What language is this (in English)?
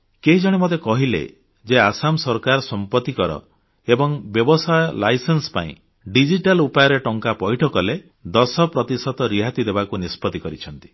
Odia